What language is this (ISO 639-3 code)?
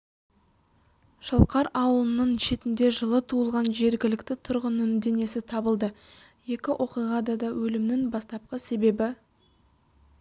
kaz